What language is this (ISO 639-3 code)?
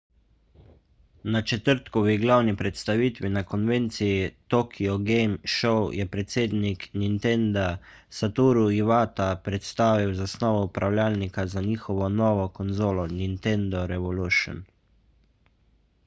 slv